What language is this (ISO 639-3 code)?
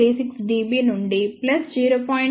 tel